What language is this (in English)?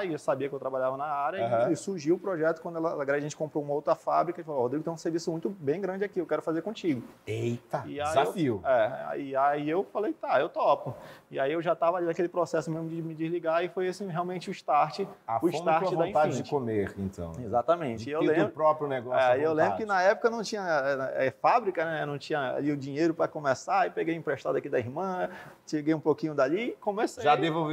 Portuguese